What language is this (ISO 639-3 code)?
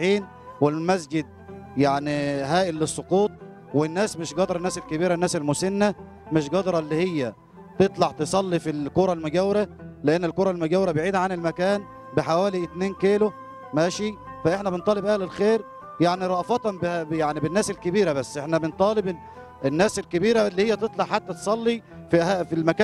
ara